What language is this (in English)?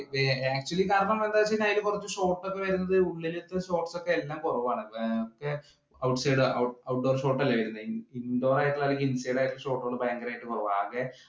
Malayalam